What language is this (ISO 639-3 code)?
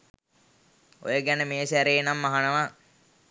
sin